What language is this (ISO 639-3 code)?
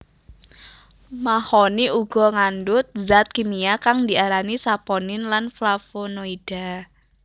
jav